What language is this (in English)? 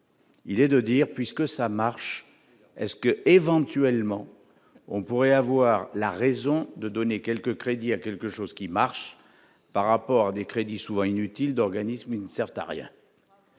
French